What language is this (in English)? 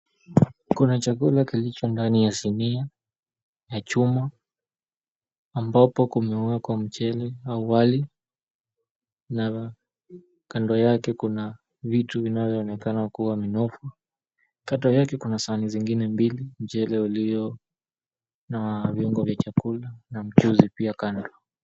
Swahili